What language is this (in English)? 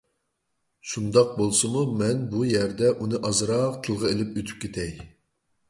Uyghur